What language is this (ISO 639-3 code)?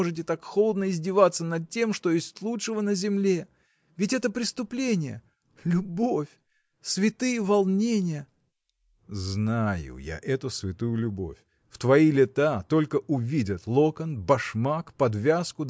rus